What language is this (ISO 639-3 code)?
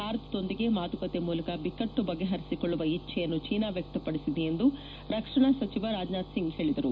kan